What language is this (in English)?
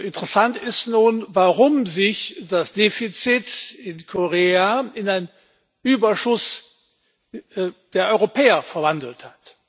German